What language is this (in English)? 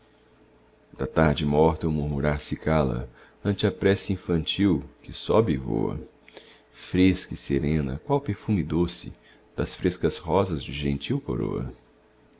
Portuguese